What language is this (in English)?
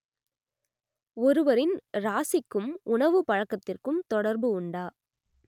Tamil